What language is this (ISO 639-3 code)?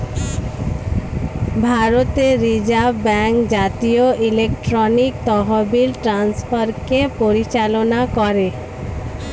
ben